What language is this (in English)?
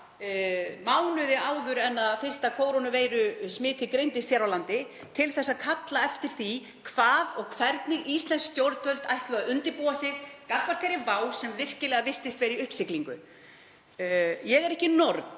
Icelandic